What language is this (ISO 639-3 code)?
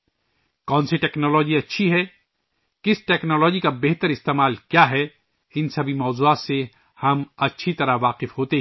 urd